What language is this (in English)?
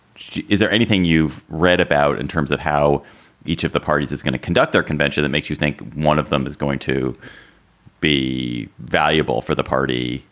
English